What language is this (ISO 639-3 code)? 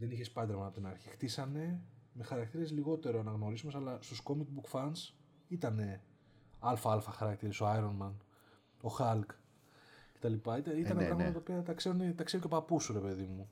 ell